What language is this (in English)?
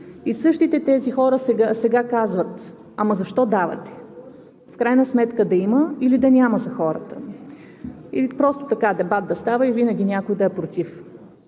Bulgarian